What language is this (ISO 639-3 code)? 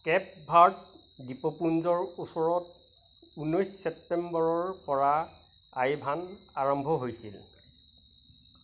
asm